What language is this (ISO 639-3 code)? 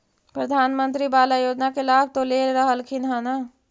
mag